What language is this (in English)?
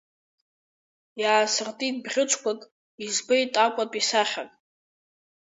Abkhazian